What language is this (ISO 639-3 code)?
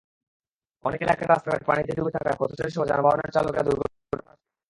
ben